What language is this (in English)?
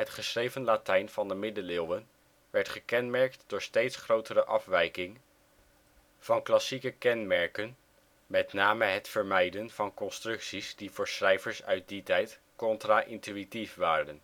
Dutch